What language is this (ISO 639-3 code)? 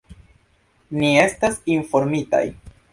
epo